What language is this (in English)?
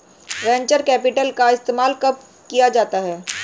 Hindi